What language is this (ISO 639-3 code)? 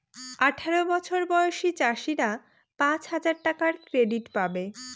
ben